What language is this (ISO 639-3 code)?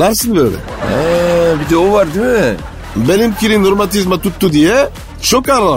tur